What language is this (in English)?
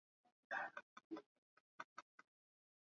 Swahili